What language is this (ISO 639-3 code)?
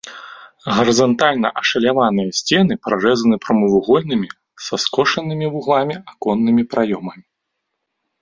bel